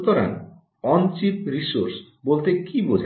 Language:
Bangla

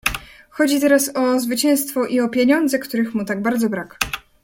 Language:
Polish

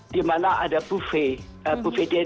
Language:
Indonesian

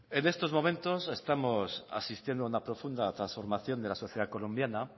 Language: Spanish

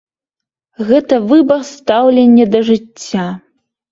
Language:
Belarusian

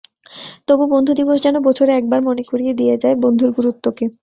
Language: Bangla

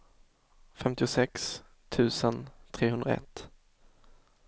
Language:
Swedish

